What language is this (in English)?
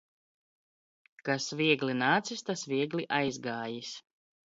Latvian